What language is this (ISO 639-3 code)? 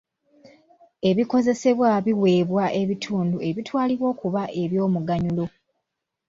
lug